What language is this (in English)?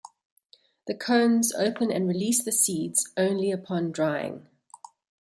English